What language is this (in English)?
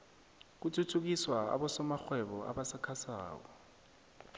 South Ndebele